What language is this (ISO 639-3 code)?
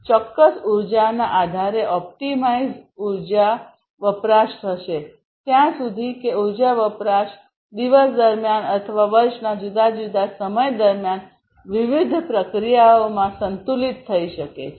guj